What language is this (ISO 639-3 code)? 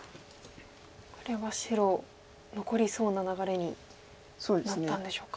jpn